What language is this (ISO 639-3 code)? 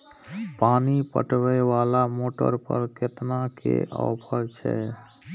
mai